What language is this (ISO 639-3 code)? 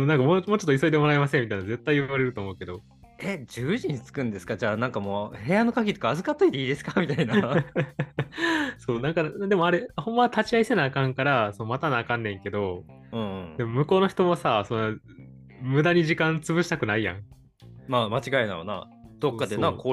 jpn